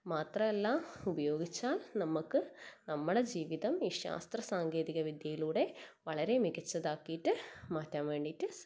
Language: Malayalam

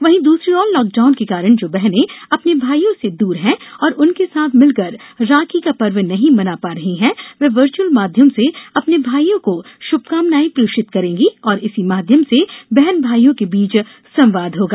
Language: Hindi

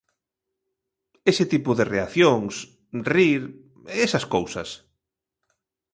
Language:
Galician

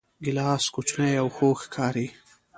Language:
Pashto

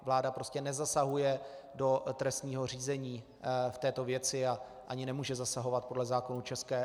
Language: Czech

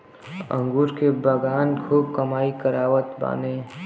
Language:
Bhojpuri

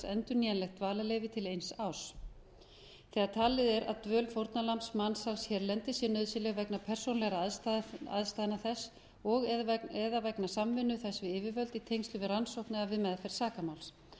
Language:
Icelandic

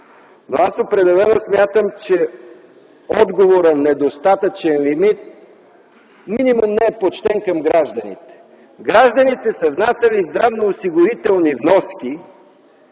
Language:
Bulgarian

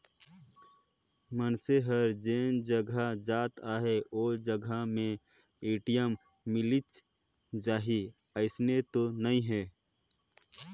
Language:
Chhattisgarhi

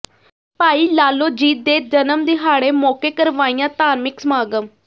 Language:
Punjabi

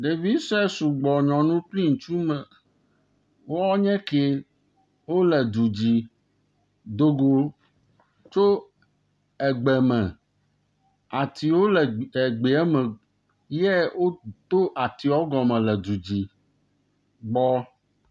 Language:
Ewe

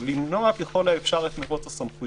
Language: Hebrew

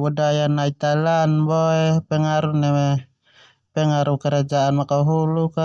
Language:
Termanu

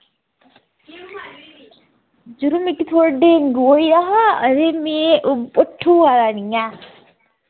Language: Dogri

